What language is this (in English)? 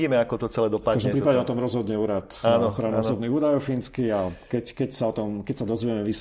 Slovak